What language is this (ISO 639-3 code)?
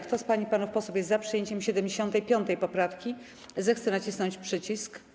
pol